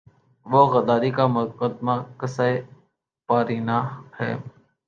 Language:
Urdu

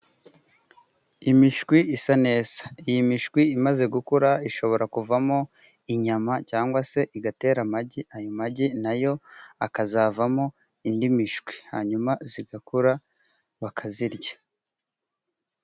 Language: Kinyarwanda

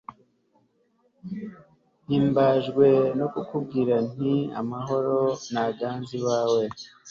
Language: Kinyarwanda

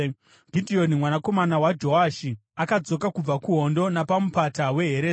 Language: Shona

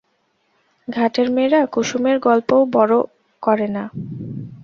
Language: Bangla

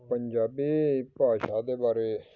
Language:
Punjabi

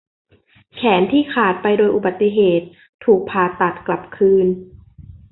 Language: Thai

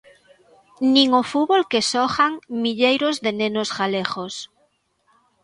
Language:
Galician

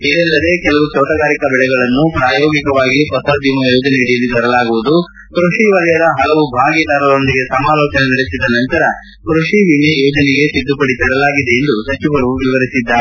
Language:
Kannada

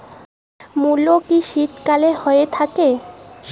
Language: Bangla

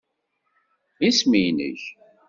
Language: Kabyle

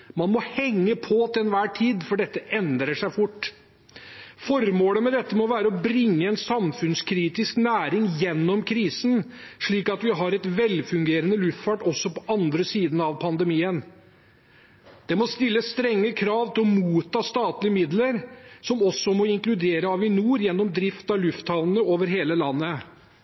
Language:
Norwegian Bokmål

